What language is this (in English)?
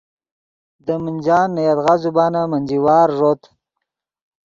Yidgha